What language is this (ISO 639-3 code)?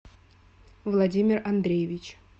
rus